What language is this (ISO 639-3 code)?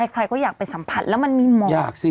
tha